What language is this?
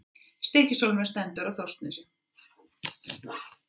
Icelandic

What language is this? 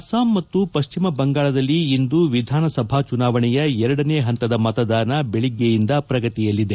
Kannada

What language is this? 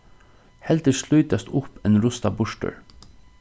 Faroese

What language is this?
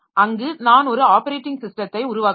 Tamil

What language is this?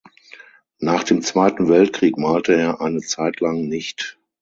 German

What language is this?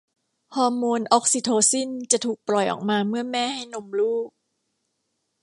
Thai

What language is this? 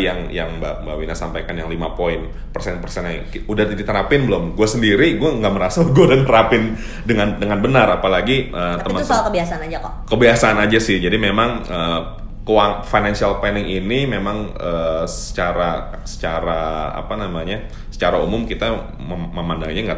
Indonesian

